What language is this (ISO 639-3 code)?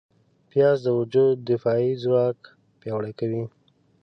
pus